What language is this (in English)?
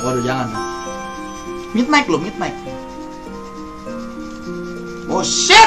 Indonesian